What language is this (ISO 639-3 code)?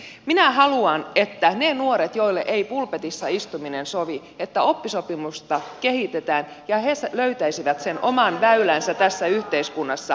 fin